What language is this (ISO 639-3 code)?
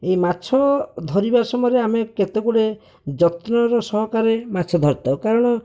ori